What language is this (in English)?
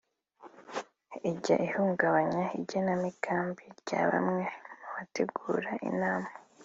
Kinyarwanda